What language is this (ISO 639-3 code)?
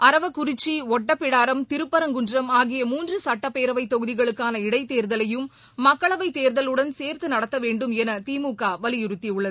tam